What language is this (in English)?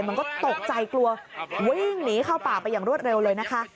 Thai